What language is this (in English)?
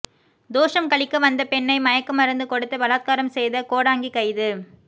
Tamil